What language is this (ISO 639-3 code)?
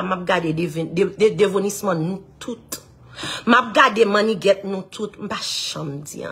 fra